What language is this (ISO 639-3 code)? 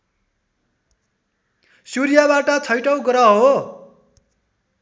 nep